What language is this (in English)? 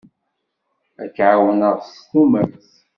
Kabyle